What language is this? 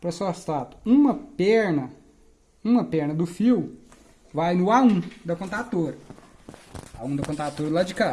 Portuguese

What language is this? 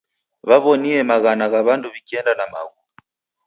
Taita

